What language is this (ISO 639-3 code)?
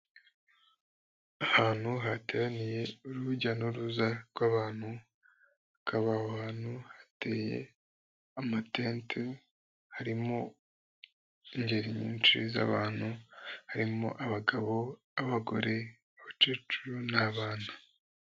kin